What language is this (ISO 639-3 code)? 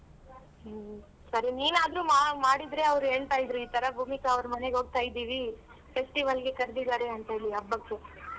kan